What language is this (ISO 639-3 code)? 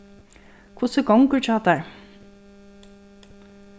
fao